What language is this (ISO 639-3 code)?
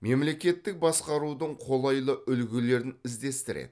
kaz